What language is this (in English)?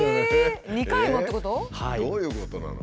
Japanese